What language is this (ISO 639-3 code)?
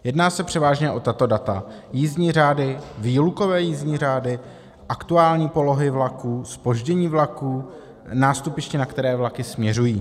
ces